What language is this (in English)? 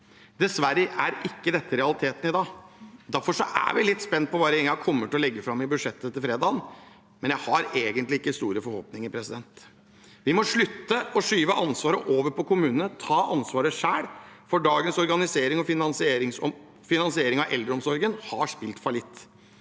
Norwegian